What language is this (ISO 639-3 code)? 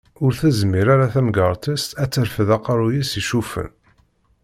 kab